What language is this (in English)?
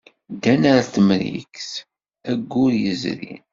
Kabyle